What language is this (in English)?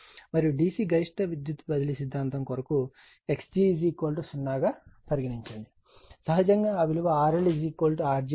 Telugu